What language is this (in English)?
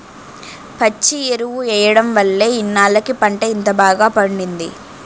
Telugu